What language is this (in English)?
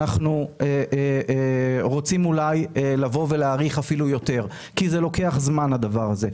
Hebrew